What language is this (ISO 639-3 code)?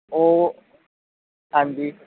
pan